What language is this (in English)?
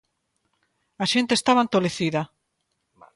Galician